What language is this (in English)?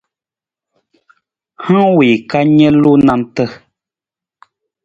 Nawdm